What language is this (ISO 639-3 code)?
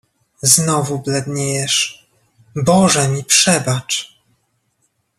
pol